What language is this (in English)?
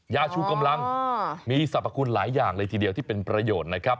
Thai